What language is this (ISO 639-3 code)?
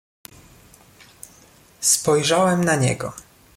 pol